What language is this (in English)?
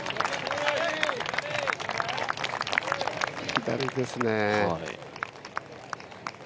Japanese